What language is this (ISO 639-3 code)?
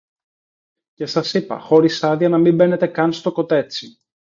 ell